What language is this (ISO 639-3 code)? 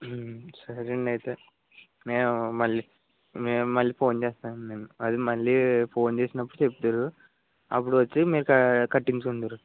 tel